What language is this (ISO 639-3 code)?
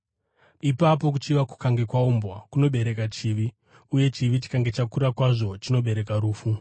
sna